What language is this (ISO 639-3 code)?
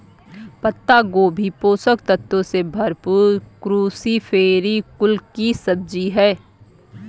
hin